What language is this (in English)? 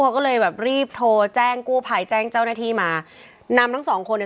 Thai